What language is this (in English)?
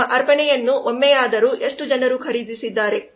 Kannada